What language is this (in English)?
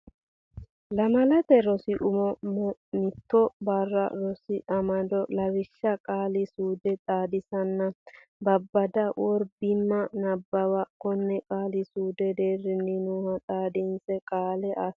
Sidamo